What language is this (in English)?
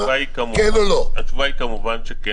Hebrew